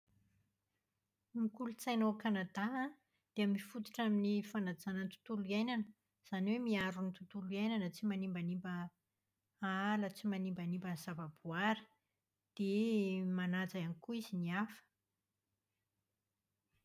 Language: Malagasy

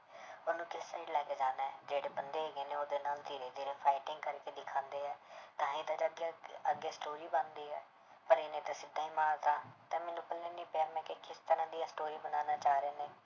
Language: Punjabi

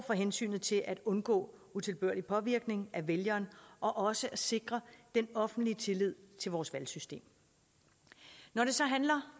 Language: Danish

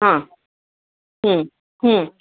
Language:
Urdu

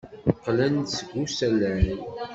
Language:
Kabyle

